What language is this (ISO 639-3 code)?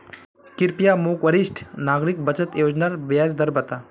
mag